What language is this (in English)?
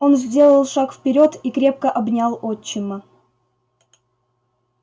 Russian